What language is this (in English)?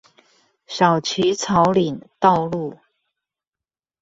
Chinese